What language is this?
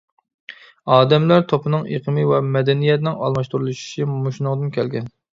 Uyghur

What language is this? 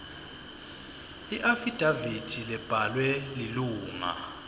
Swati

